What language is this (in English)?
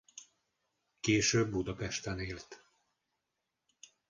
Hungarian